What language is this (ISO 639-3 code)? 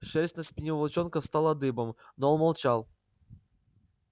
rus